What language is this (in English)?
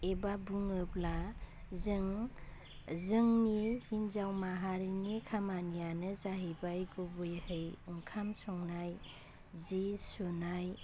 Bodo